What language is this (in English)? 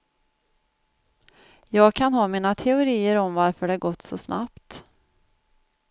Swedish